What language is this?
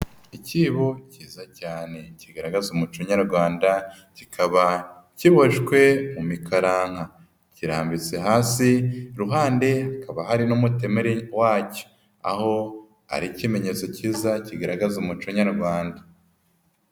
Kinyarwanda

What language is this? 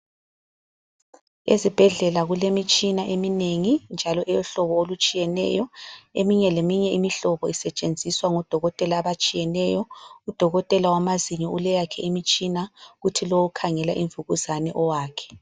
North Ndebele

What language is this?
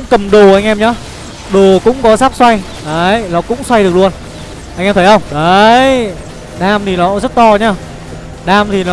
Vietnamese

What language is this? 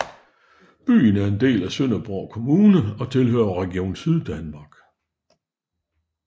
Danish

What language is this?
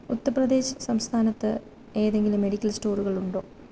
Malayalam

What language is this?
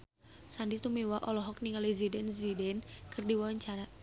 Sundanese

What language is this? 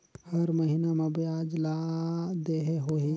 Chhattisgarhi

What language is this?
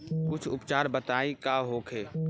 Bhojpuri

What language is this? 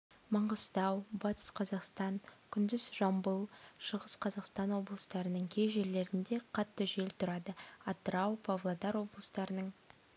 Kazakh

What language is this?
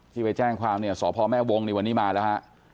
Thai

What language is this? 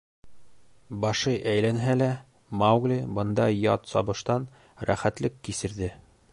Bashkir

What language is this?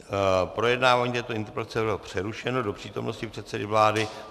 Czech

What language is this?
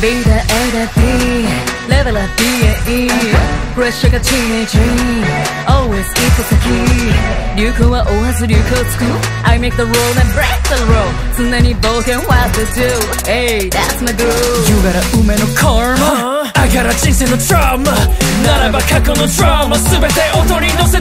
English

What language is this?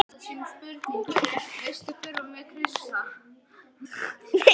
Icelandic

